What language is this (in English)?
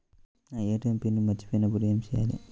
Telugu